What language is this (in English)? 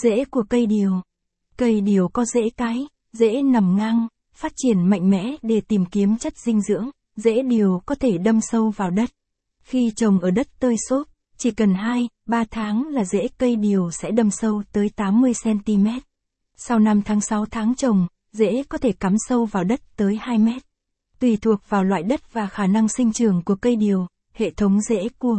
Vietnamese